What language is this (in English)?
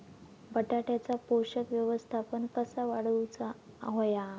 Marathi